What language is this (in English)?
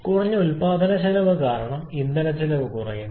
Malayalam